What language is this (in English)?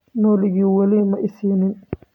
Somali